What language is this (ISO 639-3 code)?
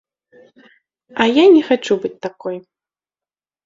bel